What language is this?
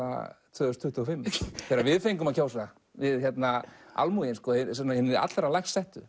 Icelandic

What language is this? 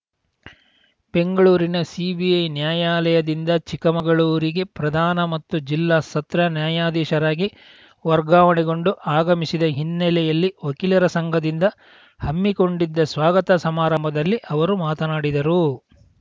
Kannada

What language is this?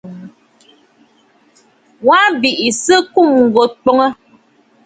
Bafut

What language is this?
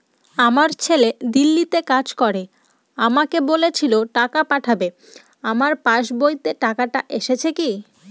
Bangla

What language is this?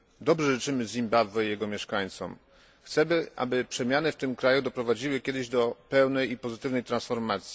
Polish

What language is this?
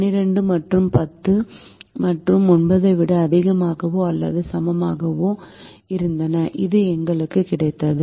Tamil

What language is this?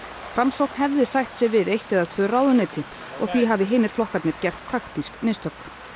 Icelandic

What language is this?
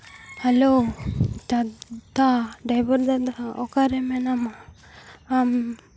Santali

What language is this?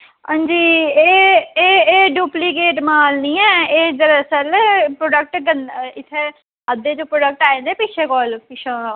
Dogri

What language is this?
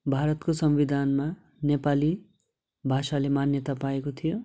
Nepali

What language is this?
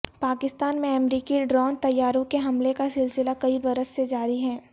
Urdu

